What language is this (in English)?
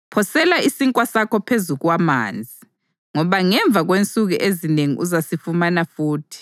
North Ndebele